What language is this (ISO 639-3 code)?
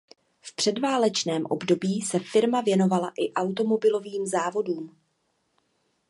ces